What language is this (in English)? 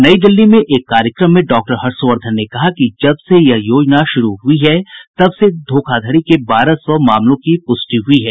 Hindi